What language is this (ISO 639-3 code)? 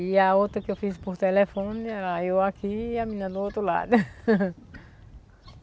por